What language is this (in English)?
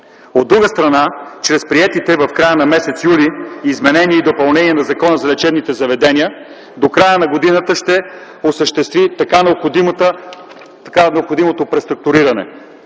Bulgarian